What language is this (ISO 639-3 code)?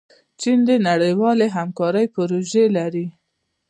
pus